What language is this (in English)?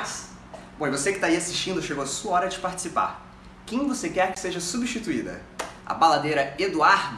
Portuguese